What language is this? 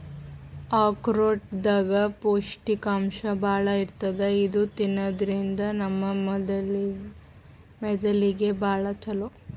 Kannada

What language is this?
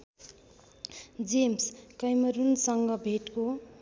Nepali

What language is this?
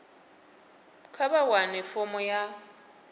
Venda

